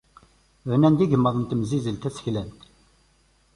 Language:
Kabyle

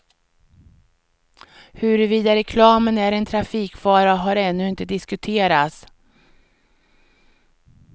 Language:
Swedish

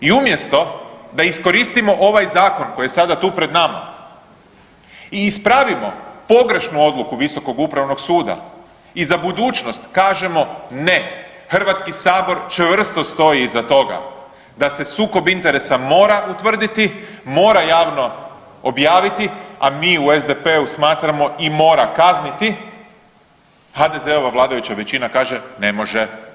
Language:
Croatian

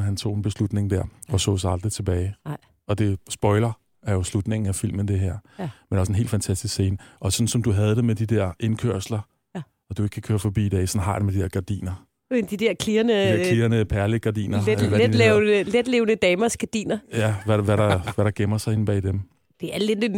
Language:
Danish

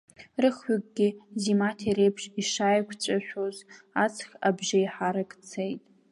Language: Abkhazian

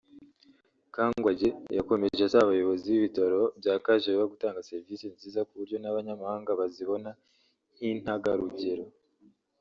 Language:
Kinyarwanda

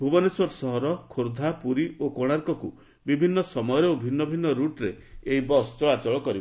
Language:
Odia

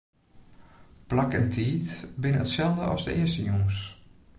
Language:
Western Frisian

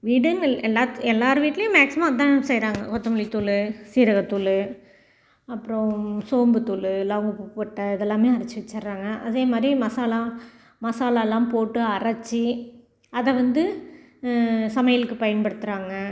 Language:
Tamil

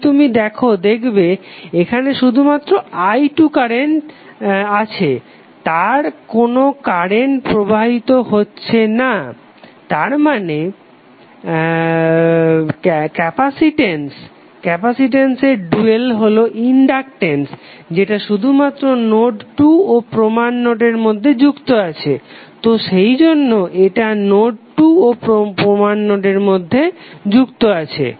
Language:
Bangla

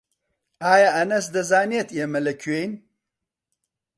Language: Central Kurdish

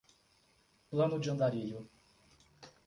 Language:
Portuguese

